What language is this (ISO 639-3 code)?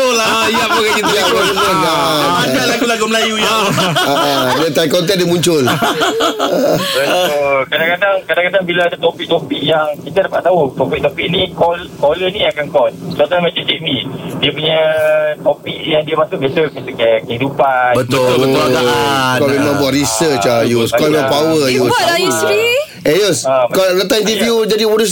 msa